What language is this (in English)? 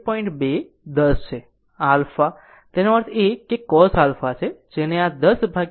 Gujarati